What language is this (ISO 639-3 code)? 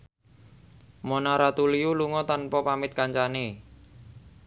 jav